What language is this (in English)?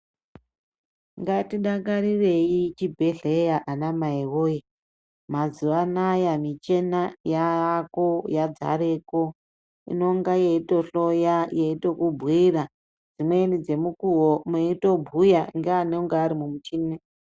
Ndau